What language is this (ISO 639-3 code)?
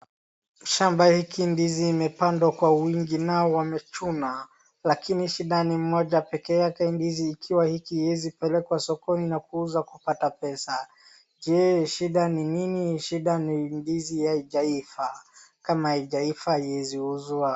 swa